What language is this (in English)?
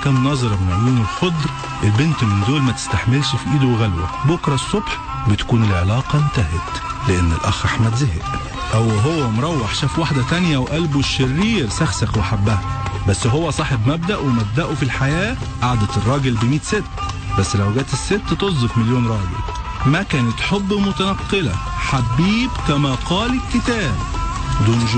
Arabic